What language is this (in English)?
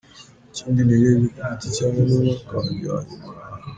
Kinyarwanda